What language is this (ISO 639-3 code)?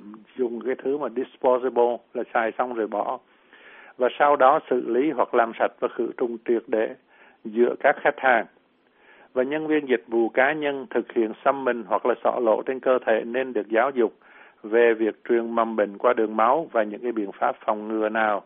vie